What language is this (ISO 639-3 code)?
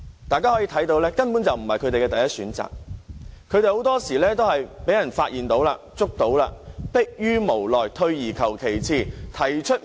yue